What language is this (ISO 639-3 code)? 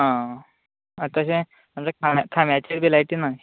kok